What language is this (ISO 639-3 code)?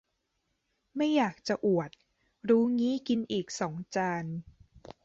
tha